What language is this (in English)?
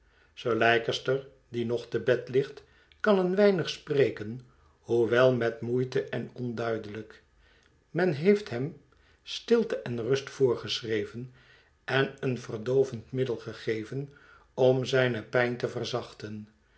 Dutch